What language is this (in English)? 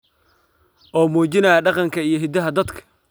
Somali